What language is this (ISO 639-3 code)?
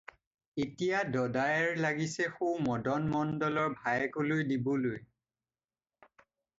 asm